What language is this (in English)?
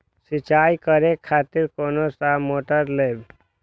Maithili